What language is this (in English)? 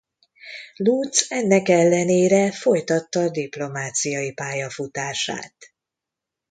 Hungarian